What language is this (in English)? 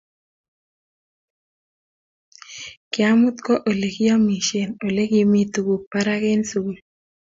Kalenjin